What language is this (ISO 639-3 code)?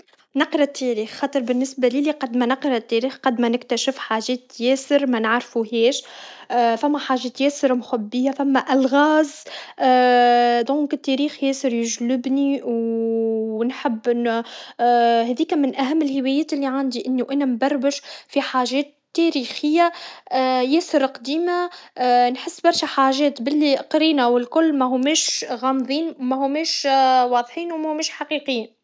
aeb